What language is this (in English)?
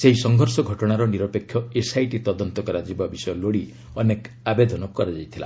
Odia